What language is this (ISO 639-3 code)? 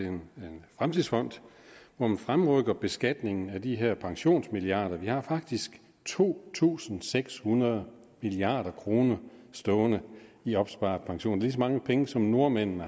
dan